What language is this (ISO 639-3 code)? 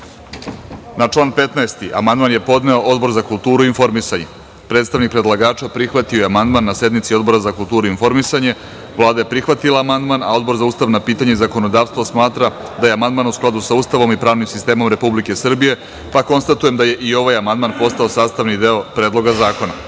srp